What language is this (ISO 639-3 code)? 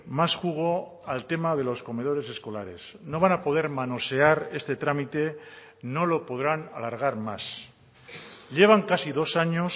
spa